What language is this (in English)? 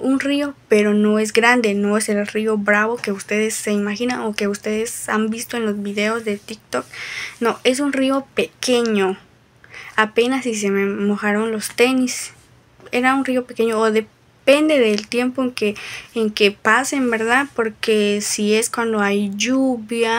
Spanish